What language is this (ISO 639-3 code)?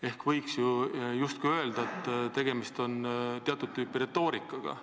est